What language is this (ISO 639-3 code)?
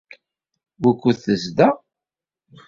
kab